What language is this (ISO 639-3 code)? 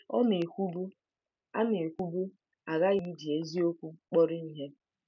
ibo